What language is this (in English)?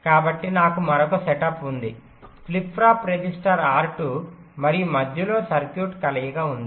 Telugu